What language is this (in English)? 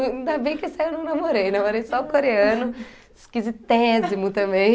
Portuguese